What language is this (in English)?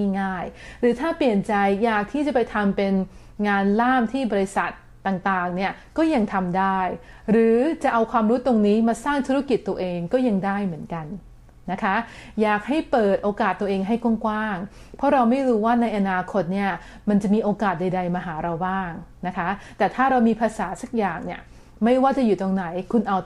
Thai